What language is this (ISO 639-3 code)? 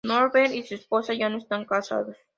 spa